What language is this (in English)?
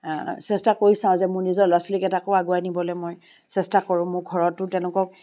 Assamese